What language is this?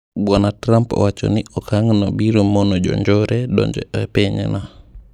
Luo (Kenya and Tanzania)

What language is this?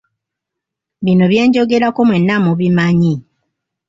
Ganda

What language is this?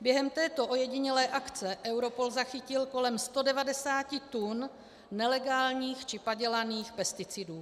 Czech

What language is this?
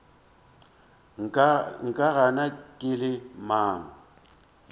Northern Sotho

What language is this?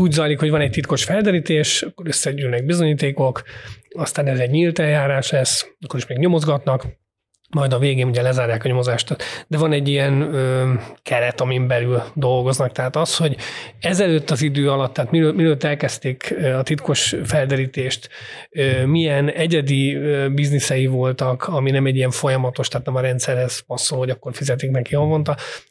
Hungarian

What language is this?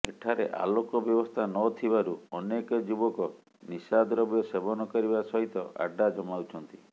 Odia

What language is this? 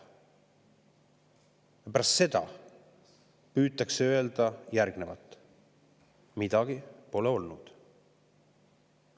Estonian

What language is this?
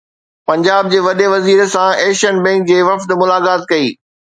Sindhi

